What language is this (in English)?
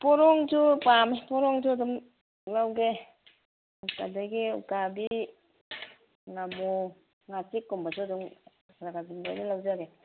Manipuri